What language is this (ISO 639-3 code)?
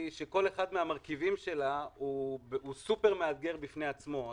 heb